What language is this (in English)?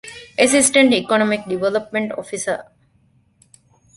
Divehi